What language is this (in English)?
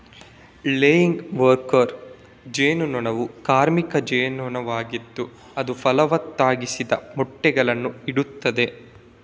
Kannada